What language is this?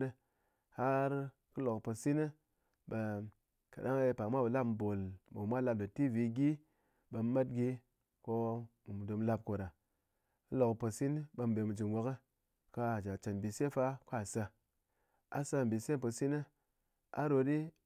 Ngas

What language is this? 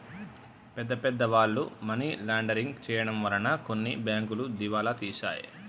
Telugu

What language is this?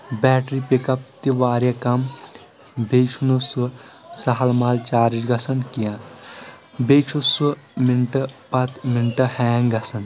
Kashmiri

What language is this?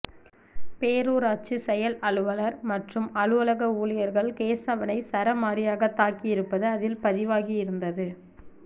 Tamil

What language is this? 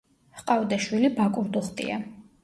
Georgian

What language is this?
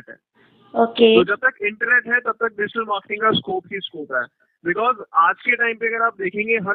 Hindi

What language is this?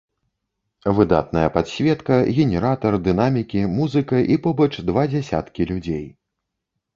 Belarusian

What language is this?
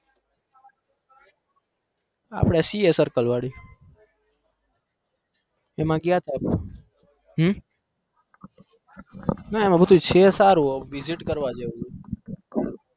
Gujarati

